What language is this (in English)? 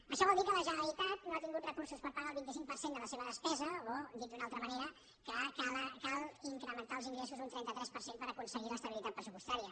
Catalan